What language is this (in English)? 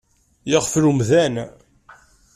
Kabyle